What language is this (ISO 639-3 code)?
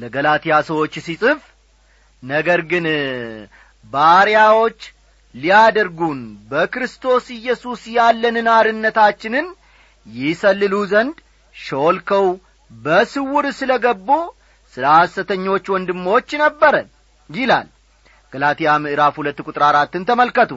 amh